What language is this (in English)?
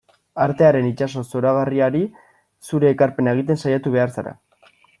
Basque